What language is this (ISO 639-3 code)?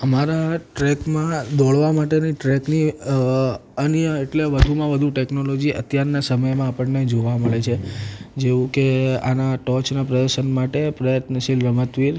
guj